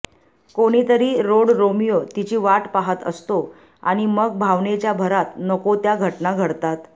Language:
Marathi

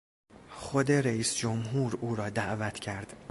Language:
Persian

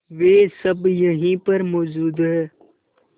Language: Hindi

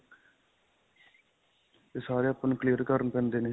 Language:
Punjabi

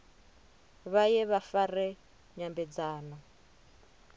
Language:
Venda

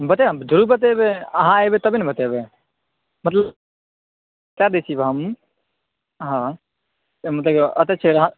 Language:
Maithili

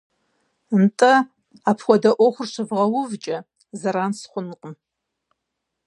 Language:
Kabardian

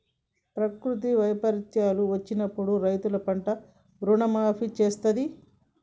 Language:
Telugu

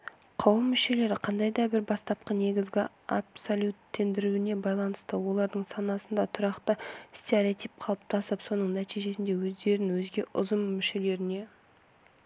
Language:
Kazakh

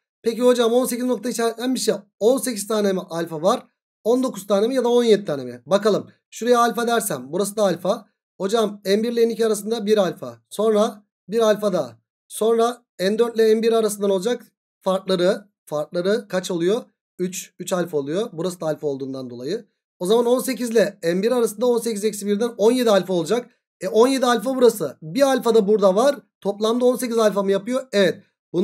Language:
Turkish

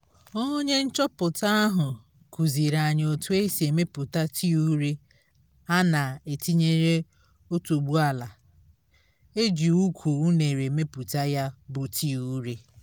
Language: Igbo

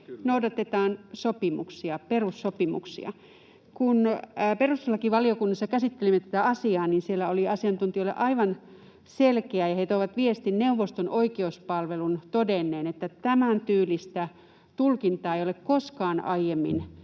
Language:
Finnish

